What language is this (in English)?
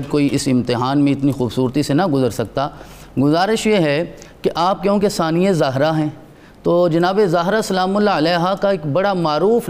Urdu